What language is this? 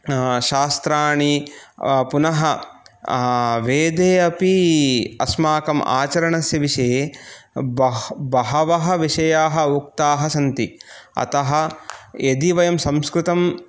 Sanskrit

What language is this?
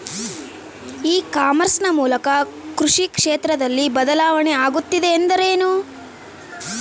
Kannada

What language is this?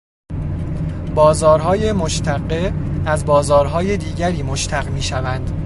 Persian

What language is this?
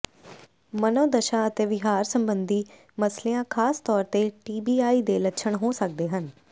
Punjabi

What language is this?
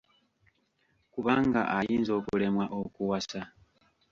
Ganda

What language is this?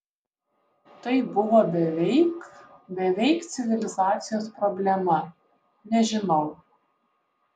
Lithuanian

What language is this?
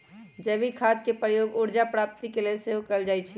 Magahi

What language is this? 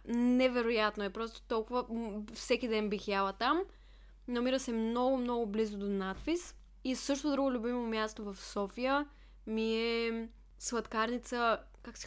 Bulgarian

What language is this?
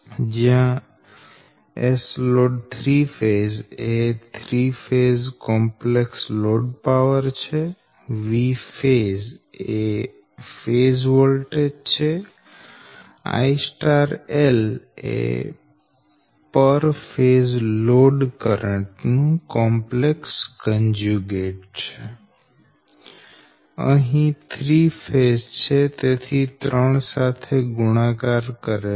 Gujarati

